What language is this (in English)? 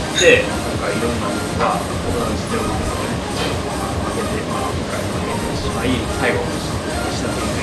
Japanese